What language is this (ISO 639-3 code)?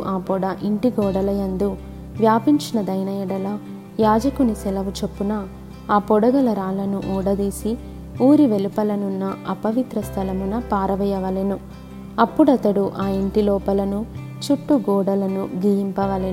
tel